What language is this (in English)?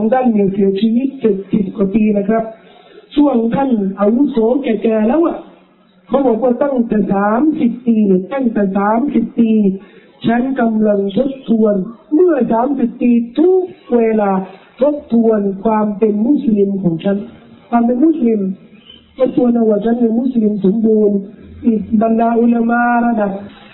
Thai